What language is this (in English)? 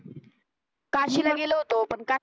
Marathi